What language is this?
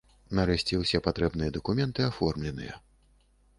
Belarusian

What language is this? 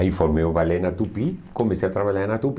Portuguese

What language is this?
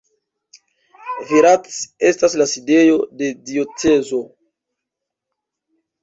Esperanto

